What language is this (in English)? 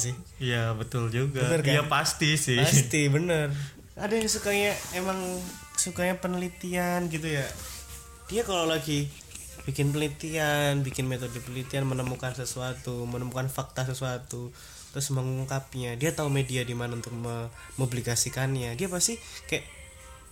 Indonesian